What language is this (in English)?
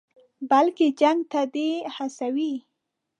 Pashto